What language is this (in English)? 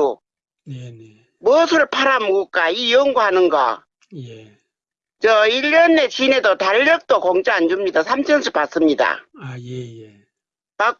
Korean